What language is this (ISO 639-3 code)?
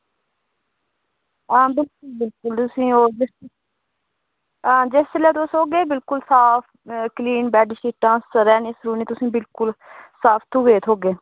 doi